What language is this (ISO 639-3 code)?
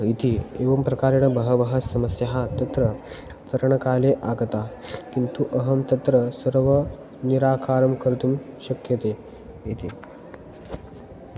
san